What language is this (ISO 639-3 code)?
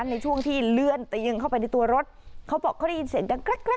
tha